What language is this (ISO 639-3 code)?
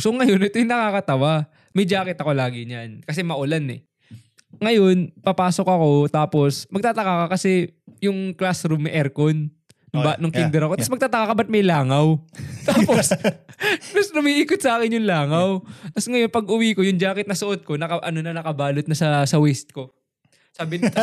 fil